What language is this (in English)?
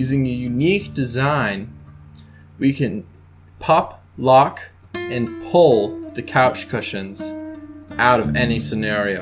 English